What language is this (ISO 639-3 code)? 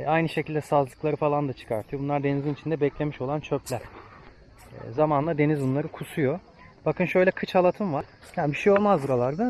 tur